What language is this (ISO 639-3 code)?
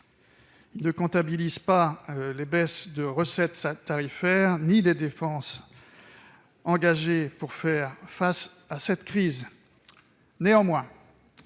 fra